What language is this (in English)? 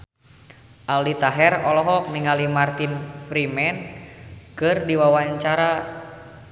Sundanese